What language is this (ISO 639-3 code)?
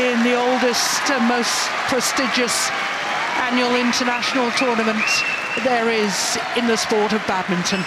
eng